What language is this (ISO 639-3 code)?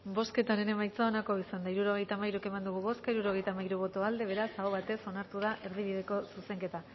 eus